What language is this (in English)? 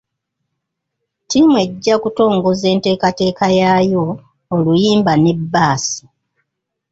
Ganda